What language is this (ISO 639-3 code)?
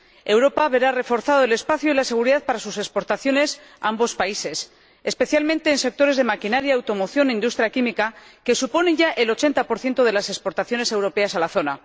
spa